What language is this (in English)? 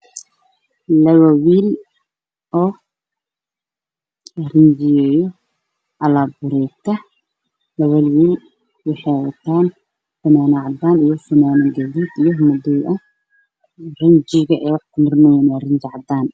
Somali